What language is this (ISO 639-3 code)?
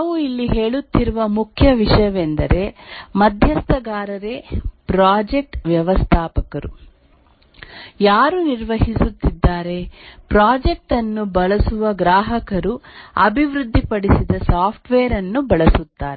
kan